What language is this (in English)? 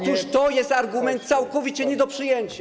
Polish